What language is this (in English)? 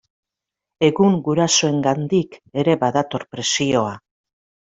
Basque